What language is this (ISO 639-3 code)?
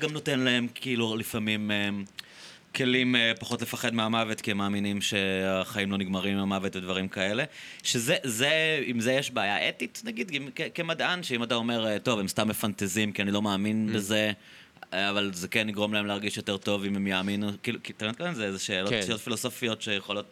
heb